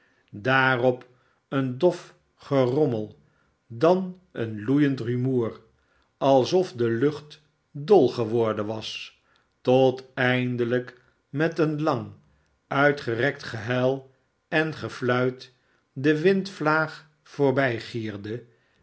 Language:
Dutch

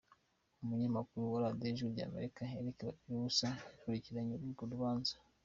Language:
Kinyarwanda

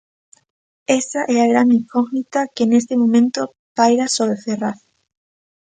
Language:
Galician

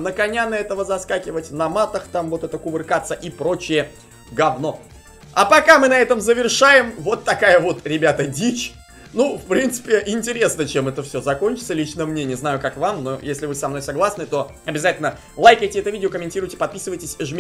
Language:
Russian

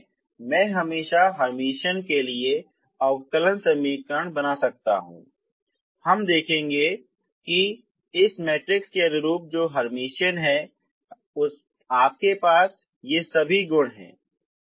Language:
Hindi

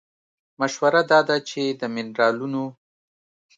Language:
Pashto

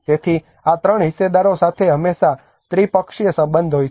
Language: Gujarati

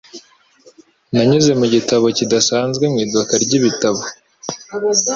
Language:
Kinyarwanda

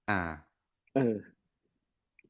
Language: Thai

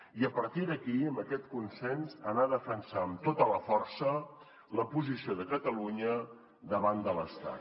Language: Catalan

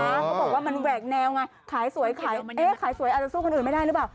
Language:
Thai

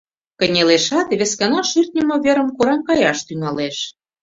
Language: Mari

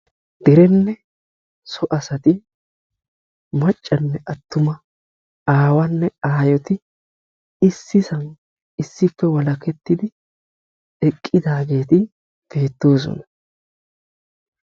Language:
Wolaytta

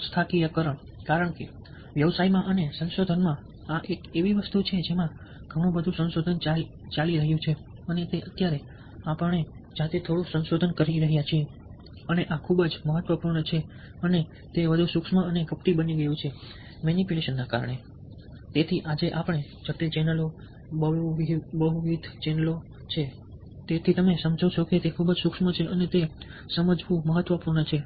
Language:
Gujarati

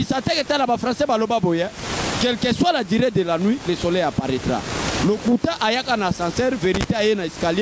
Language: French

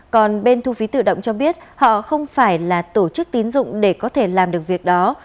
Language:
Vietnamese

